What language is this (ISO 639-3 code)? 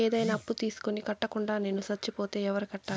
tel